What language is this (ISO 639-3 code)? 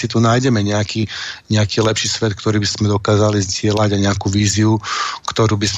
slk